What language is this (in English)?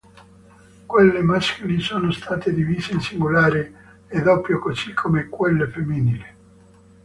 Italian